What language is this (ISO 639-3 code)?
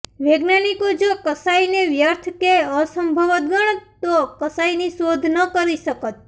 guj